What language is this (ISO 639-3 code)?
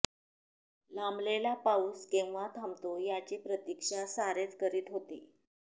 mar